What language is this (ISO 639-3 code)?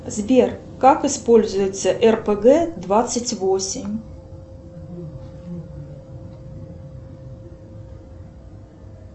rus